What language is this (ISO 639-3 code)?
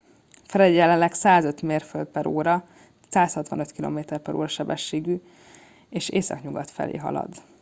hun